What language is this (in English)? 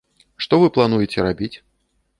Belarusian